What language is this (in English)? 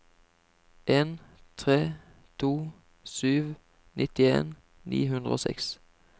Norwegian